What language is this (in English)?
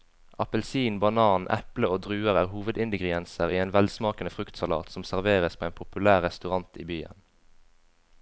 Norwegian